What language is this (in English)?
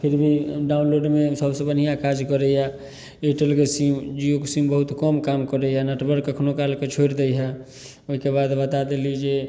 Maithili